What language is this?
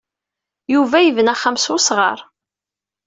Kabyle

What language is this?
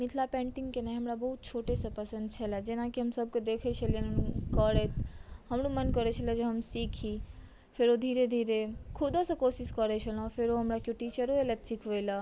Maithili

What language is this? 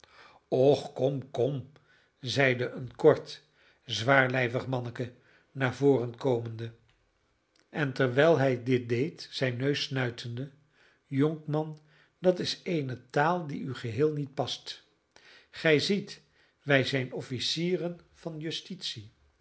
Dutch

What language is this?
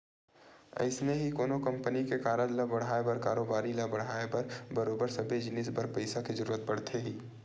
Chhattisgarhi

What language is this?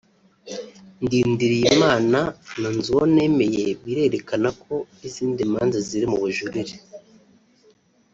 Kinyarwanda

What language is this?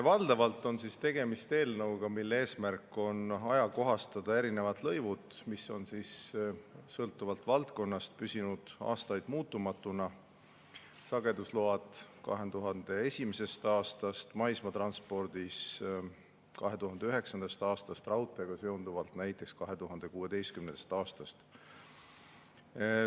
Estonian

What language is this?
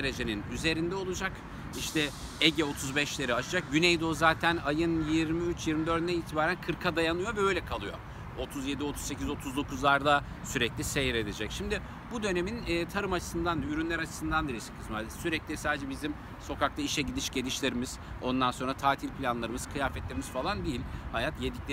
Turkish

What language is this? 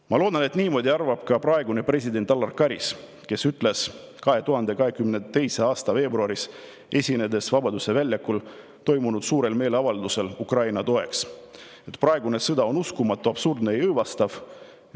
Estonian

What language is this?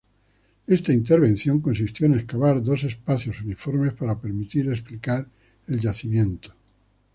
Spanish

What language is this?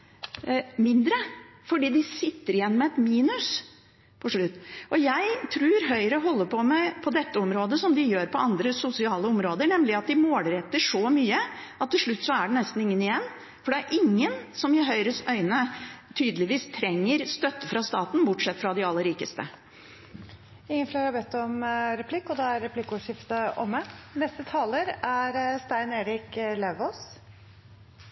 Norwegian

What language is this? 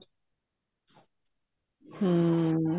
Punjabi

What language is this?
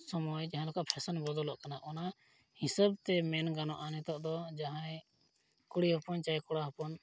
Santali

